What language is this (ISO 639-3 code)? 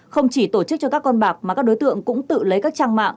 vie